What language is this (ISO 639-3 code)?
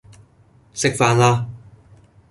yue